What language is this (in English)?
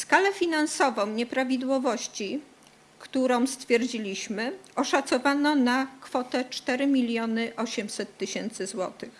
Polish